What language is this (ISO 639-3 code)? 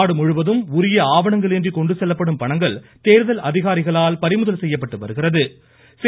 tam